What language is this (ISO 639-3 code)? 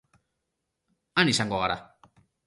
eus